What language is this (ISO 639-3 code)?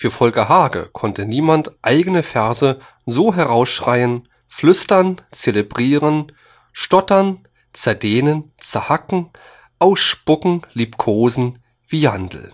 deu